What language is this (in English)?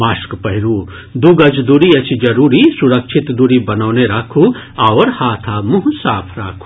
Maithili